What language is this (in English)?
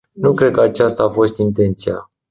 Romanian